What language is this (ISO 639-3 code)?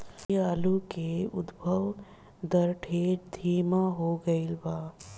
bho